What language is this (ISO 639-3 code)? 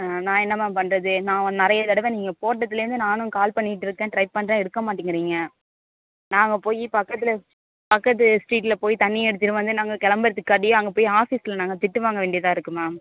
tam